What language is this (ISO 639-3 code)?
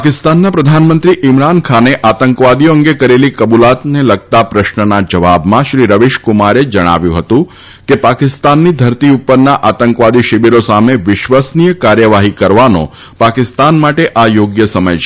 guj